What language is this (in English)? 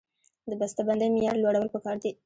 Pashto